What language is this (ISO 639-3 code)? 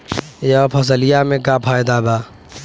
bho